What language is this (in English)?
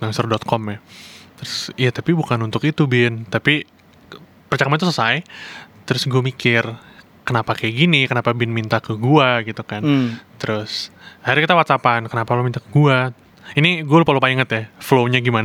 Indonesian